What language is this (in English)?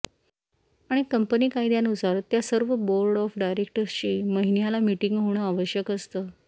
Marathi